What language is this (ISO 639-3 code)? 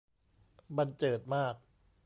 tha